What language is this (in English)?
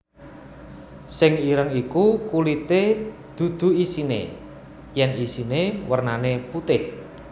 Javanese